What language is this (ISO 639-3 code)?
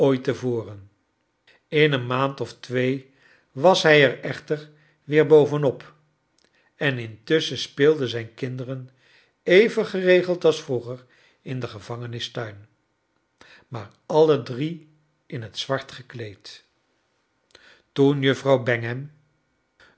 nld